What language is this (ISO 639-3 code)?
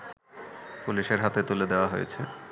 ben